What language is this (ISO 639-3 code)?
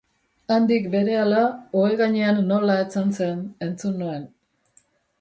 eus